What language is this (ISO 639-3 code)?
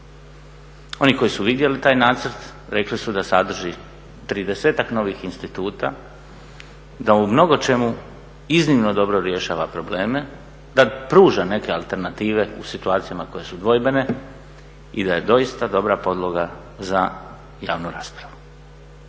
hrv